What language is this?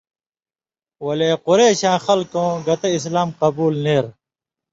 Indus Kohistani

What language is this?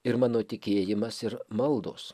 Lithuanian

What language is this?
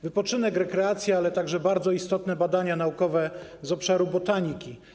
Polish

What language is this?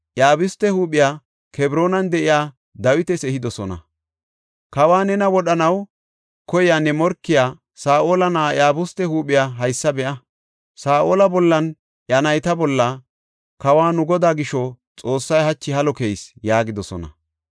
Gofa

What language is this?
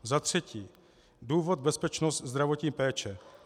Czech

